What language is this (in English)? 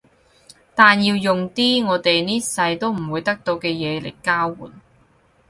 Cantonese